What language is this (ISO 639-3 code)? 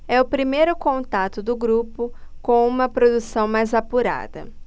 por